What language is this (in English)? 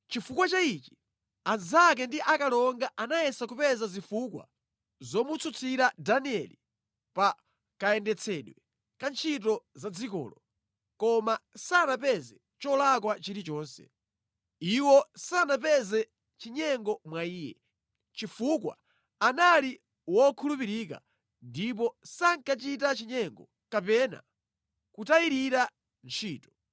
Nyanja